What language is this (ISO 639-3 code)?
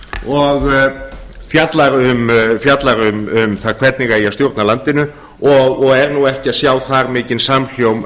isl